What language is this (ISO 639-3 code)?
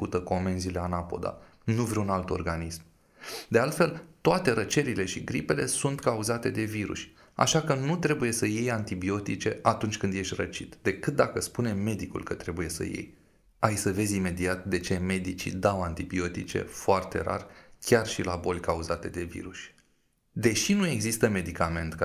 ron